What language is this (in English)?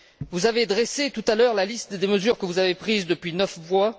French